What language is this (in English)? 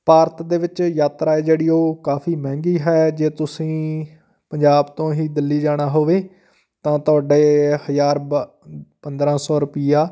Punjabi